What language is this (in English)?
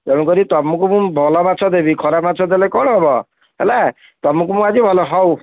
Odia